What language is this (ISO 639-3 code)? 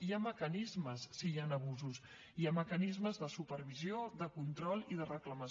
cat